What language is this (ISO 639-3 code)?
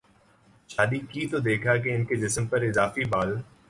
urd